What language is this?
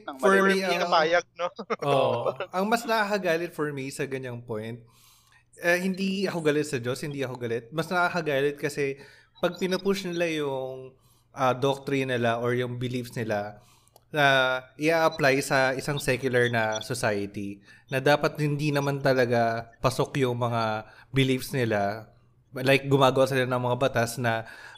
Filipino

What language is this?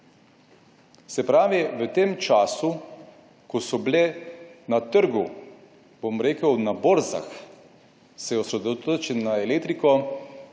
Slovenian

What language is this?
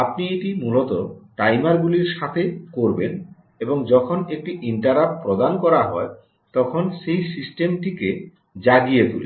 Bangla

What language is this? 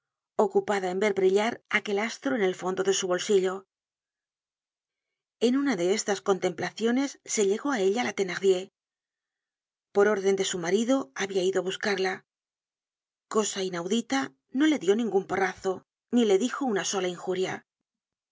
Spanish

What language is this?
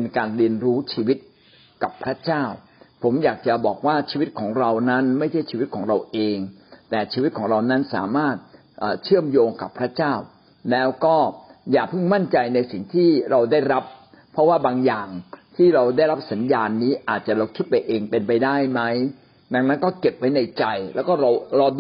Thai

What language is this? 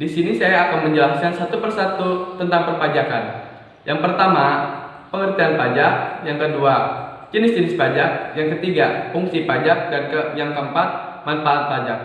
Indonesian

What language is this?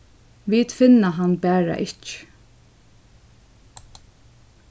Faroese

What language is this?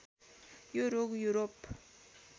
Nepali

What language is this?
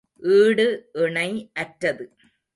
Tamil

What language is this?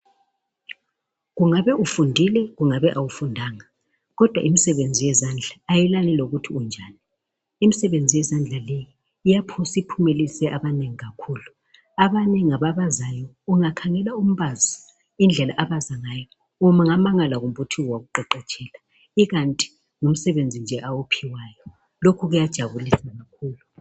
North Ndebele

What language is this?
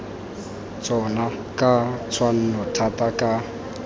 Tswana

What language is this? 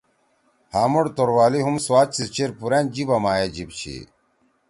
Torwali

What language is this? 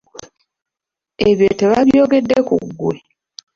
Ganda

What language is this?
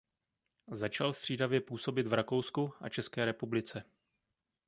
Czech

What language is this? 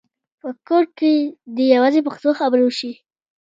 Pashto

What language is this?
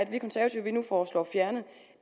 Danish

